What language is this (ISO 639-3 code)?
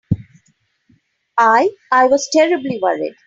eng